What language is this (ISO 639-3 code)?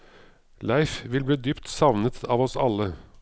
nor